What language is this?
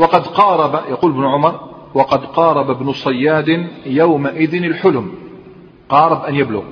Arabic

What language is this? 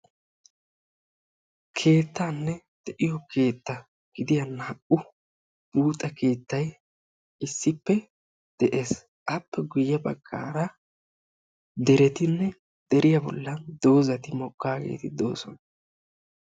Wolaytta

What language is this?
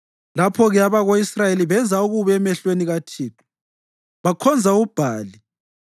North Ndebele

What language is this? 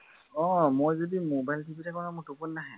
Assamese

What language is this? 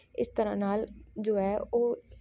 Punjabi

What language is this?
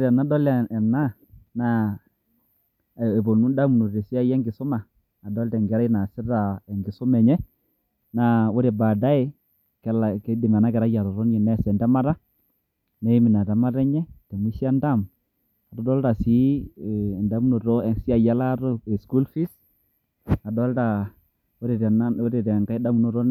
Masai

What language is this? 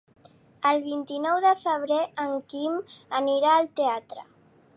Catalan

